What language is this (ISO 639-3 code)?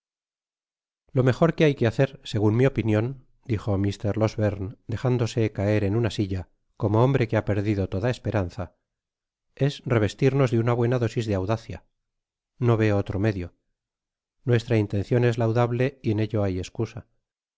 spa